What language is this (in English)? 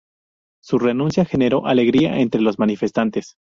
Spanish